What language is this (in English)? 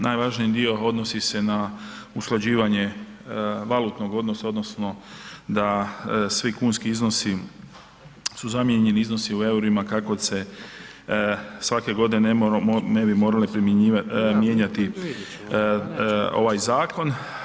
Croatian